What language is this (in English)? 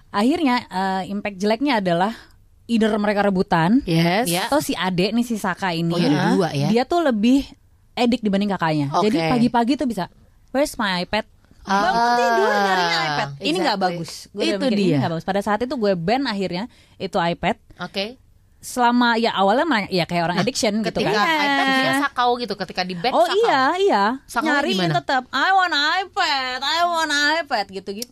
Indonesian